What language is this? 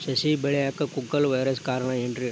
Kannada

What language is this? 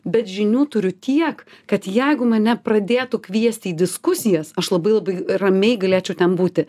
Lithuanian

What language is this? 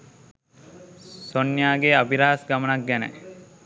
Sinhala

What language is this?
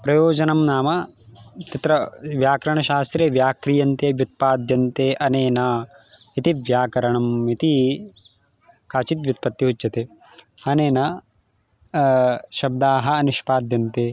Sanskrit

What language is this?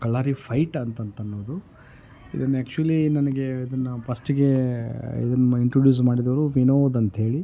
Kannada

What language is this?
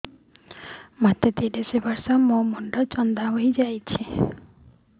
Odia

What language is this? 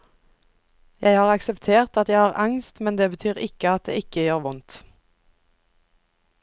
Norwegian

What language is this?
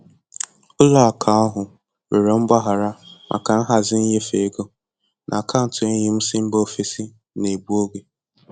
Igbo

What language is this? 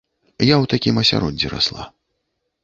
Belarusian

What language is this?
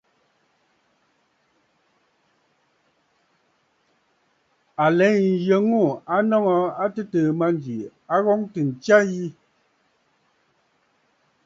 Bafut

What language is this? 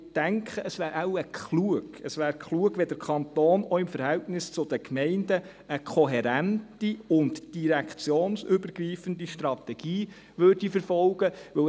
Swiss German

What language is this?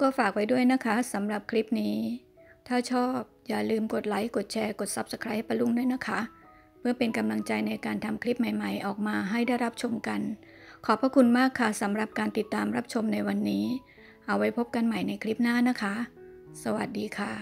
Thai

